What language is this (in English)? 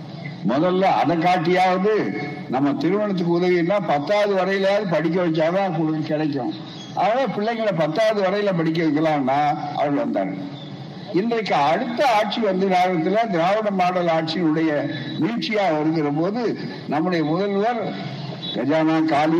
Tamil